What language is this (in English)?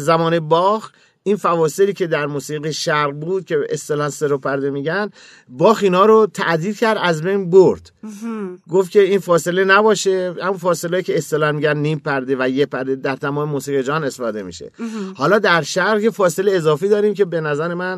Persian